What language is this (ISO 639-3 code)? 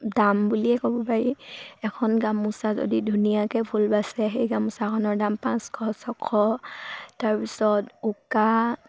asm